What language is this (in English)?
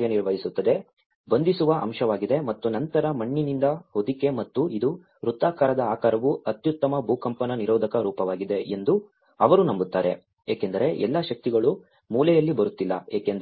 Kannada